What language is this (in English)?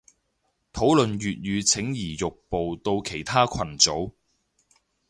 Cantonese